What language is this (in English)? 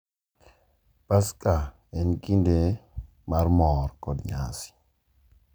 Luo (Kenya and Tanzania)